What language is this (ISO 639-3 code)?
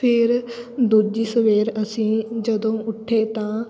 pan